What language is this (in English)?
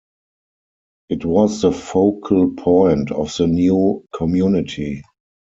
English